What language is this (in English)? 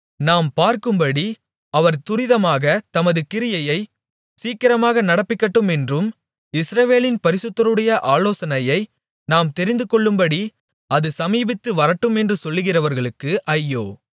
Tamil